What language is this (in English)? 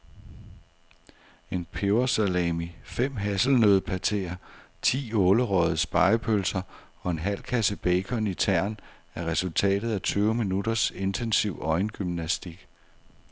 Danish